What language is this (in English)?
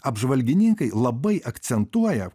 Lithuanian